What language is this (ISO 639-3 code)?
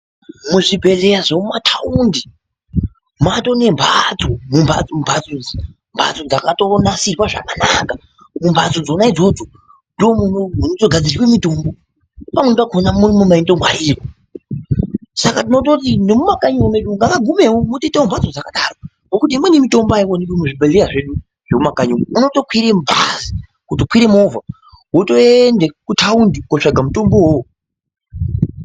ndc